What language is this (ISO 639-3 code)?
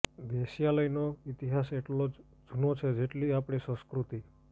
guj